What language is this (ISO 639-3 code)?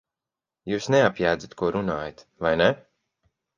lav